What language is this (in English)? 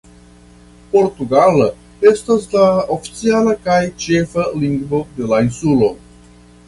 Esperanto